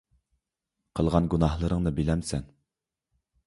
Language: Uyghur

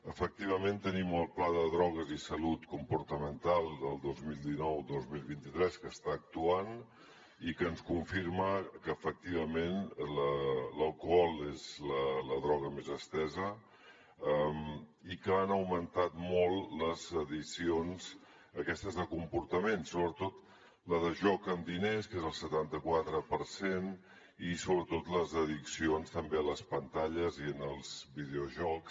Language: Catalan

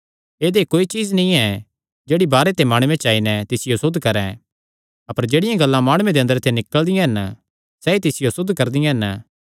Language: Kangri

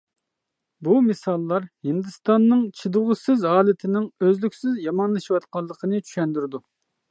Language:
Uyghur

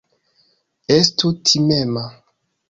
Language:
Esperanto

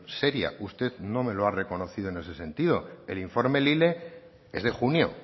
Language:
Spanish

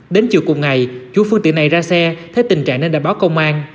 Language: Vietnamese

